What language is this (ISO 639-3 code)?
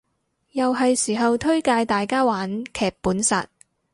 yue